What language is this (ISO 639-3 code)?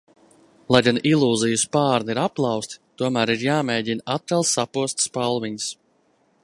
lav